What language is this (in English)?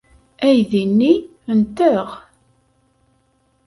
Kabyle